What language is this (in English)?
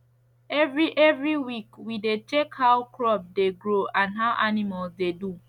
Nigerian Pidgin